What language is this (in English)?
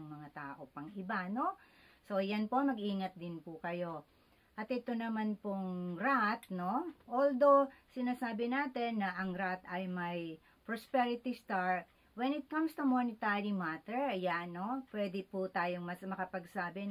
Filipino